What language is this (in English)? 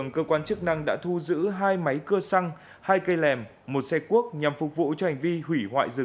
Vietnamese